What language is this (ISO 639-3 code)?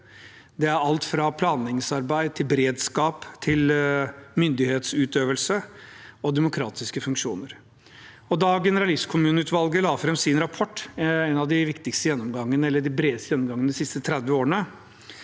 nor